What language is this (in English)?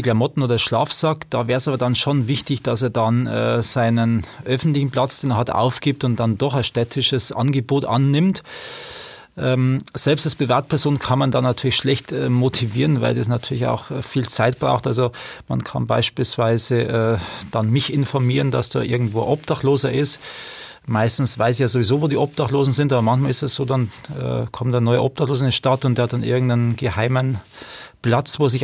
German